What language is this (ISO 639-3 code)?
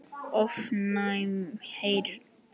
isl